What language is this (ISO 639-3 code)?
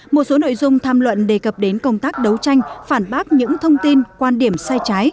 vie